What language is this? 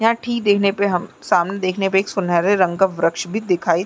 Hindi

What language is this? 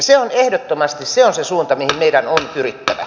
Finnish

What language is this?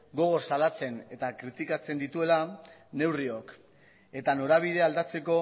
Basque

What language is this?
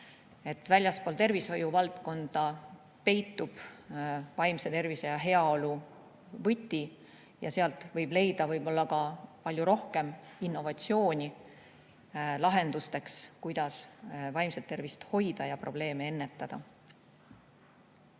Estonian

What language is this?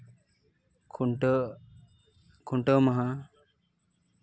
Santali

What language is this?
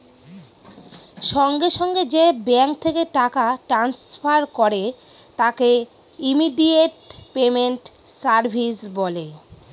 Bangla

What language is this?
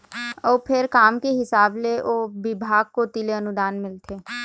Chhattisgarhi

